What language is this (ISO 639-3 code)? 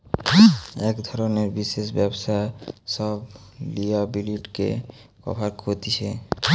ben